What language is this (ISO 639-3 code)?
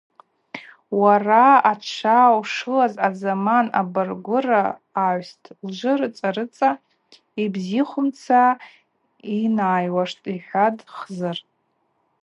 abq